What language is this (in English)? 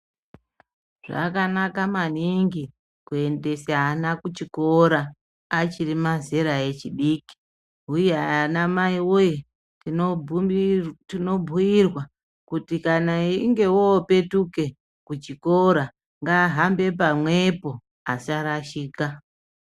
Ndau